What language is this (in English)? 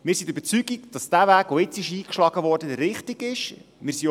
Swiss German